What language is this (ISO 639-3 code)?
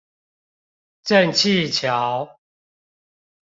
zho